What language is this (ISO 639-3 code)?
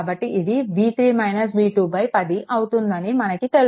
tel